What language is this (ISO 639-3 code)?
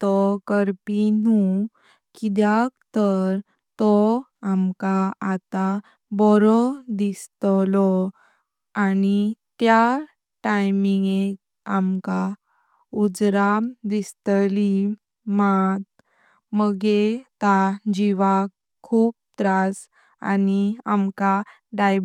kok